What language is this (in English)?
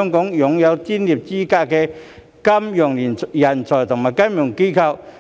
Cantonese